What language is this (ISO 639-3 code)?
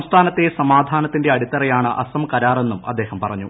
mal